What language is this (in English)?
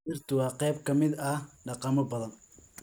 Somali